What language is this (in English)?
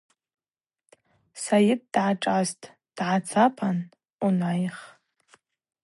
Abaza